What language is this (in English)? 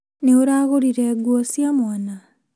Kikuyu